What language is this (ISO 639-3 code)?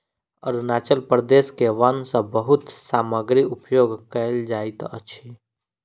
mai